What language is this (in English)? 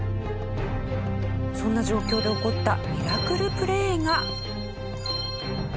Japanese